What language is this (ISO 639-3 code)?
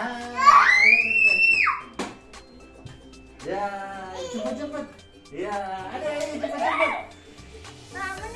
ind